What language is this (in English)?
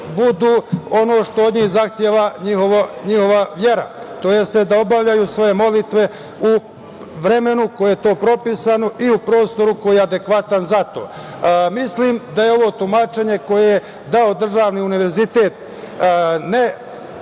Serbian